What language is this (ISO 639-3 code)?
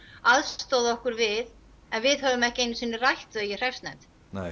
isl